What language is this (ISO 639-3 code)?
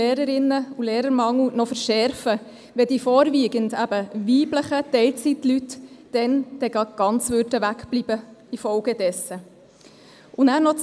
gsw